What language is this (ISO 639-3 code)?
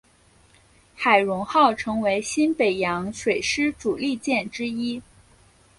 zho